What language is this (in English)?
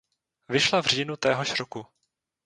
Czech